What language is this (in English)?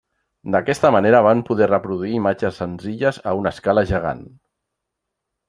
Catalan